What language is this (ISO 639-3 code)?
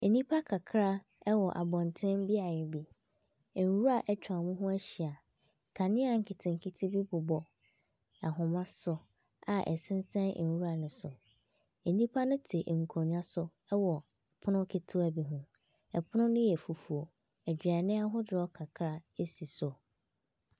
aka